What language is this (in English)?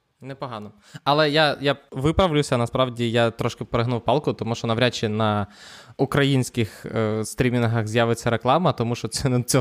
Ukrainian